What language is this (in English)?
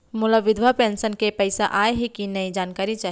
Chhattisgarhi